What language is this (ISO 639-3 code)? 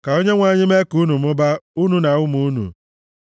ibo